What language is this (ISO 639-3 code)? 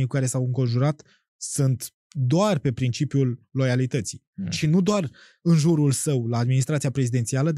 ron